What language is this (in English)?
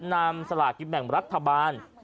Thai